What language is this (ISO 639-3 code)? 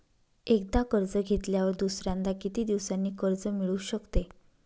mar